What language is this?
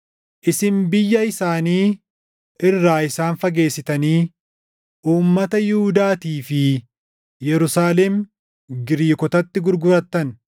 Oromo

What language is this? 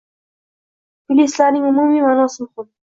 Uzbek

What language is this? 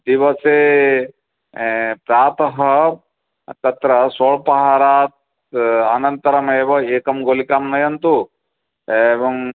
Sanskrit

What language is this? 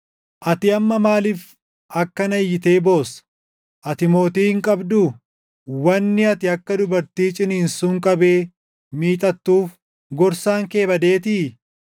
Oromo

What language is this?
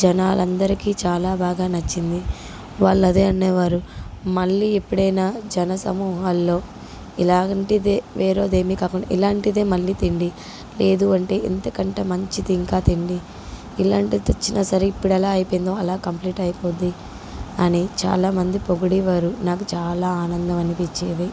Telugu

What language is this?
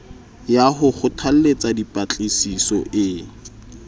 Southern Sotho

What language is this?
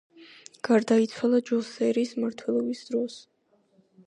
Georgian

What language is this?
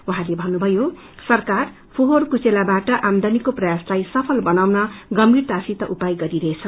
Nepali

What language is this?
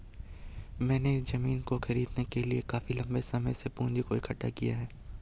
Hindi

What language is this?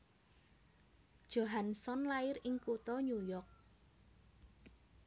Javanese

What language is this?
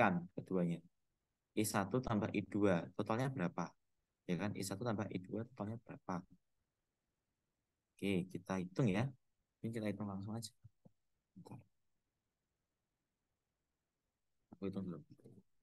Indonesian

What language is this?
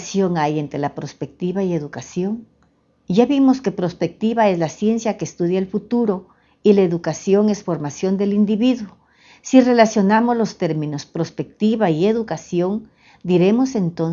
Spanish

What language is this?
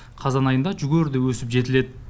Kazakh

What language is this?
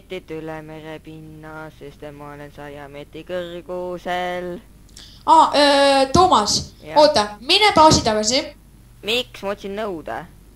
Finnish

